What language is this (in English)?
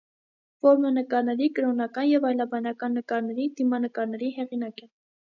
Armenian